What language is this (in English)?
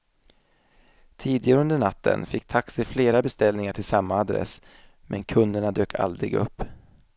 Swedish